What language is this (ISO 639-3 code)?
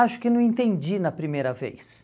por